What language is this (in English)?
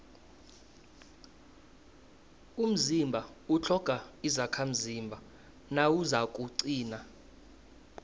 South Ndebele